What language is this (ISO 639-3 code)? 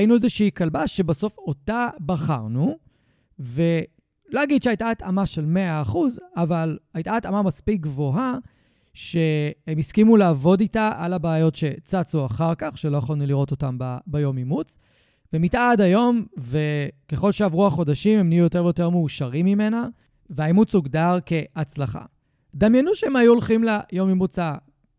heb